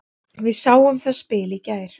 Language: Icelandic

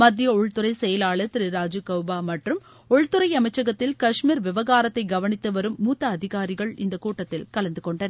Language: Tamil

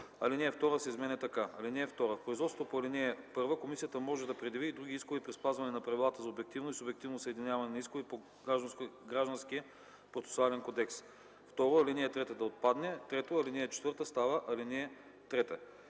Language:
Bulgarian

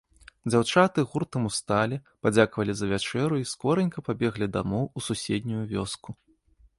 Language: Belarusian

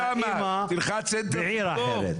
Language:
Hebrew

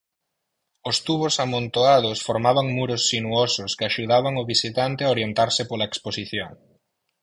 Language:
Galician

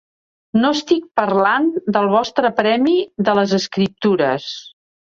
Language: Catalan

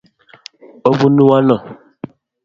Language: Kalenjin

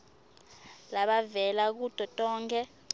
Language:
Swati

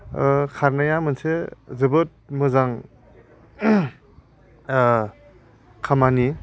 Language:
Bodo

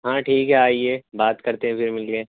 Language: Urdu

